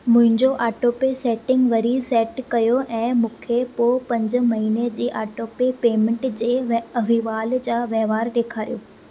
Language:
Sindhi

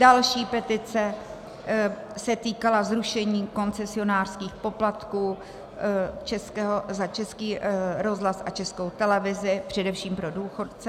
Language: Czech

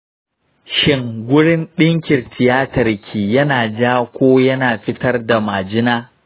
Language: Hausa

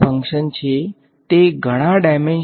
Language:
Gujarati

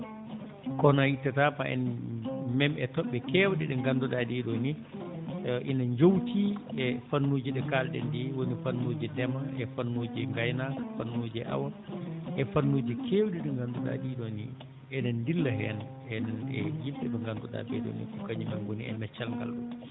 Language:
Fula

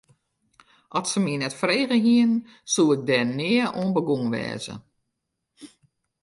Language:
Western Frisian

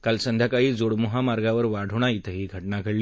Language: Marathi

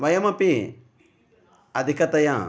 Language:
Sanskrit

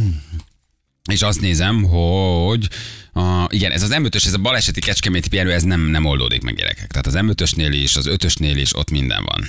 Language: Hungarian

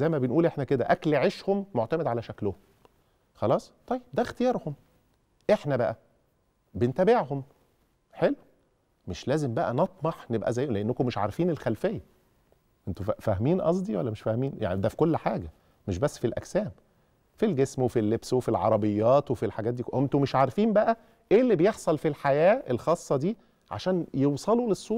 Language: Arabic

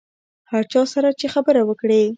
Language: Pashto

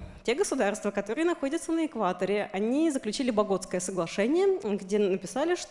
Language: Russian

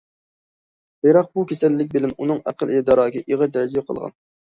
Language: Uyghur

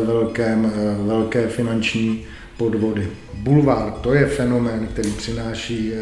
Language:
Czech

